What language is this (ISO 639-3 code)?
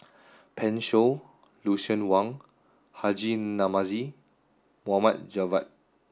eng